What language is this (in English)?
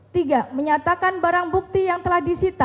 Indonesian